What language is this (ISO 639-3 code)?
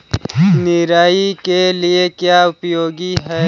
hin